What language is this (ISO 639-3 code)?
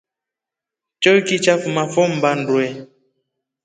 rof